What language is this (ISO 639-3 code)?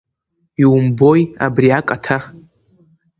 abk